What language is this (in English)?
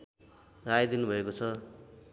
Nepali